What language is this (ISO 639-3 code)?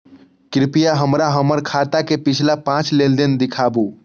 mai